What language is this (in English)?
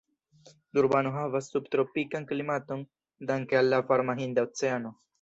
Esperanto